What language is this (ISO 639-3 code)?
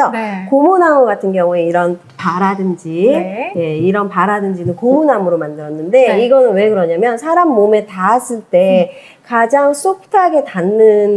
kor